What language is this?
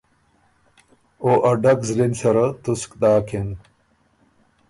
Ormuri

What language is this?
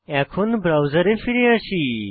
Bangla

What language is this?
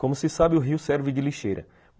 Portuguese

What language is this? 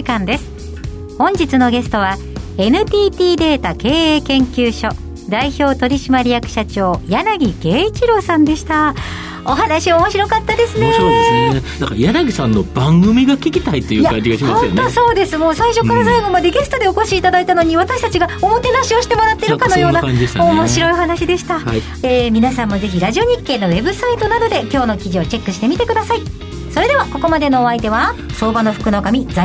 Japanese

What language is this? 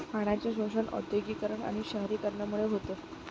Marathi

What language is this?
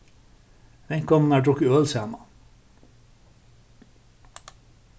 Faroese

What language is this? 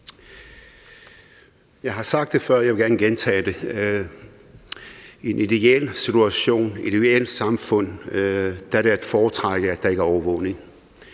Danish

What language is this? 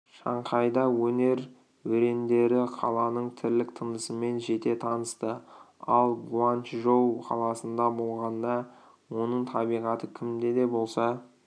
Kazakh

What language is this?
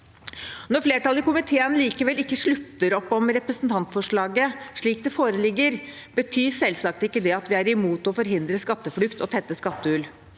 Norwegian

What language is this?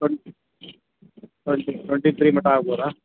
Kannada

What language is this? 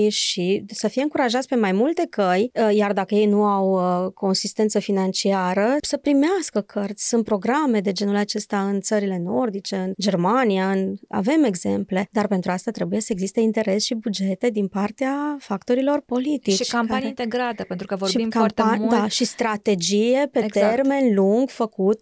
Romanian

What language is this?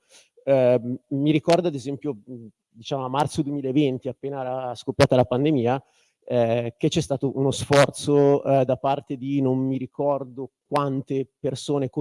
Italian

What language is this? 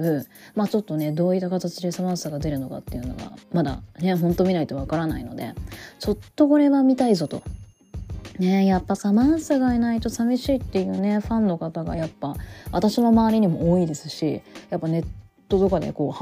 Japanese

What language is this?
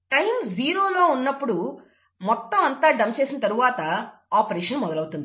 Telugu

